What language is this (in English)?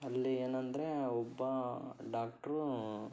Kannada